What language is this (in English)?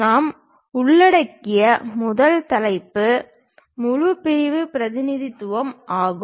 Tamil